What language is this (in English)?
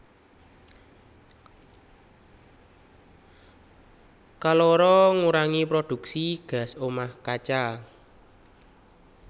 Javanese